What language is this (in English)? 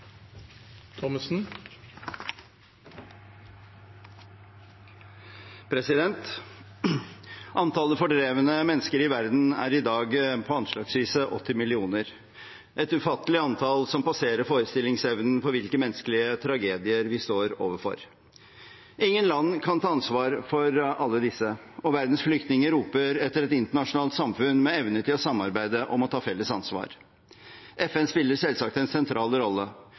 Norwegian